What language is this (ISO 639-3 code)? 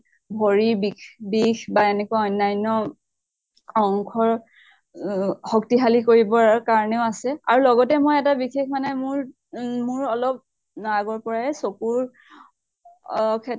asm